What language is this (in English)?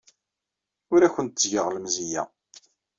Kabyle